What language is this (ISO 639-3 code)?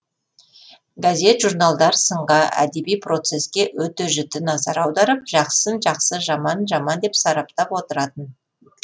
kaz